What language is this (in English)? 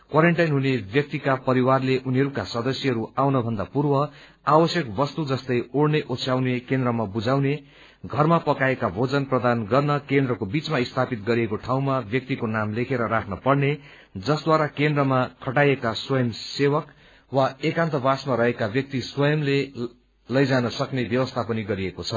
Nepali